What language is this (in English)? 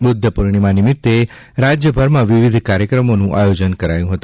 Gujarati